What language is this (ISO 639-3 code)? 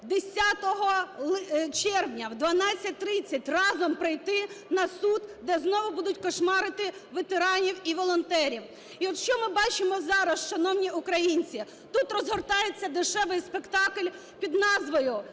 ukr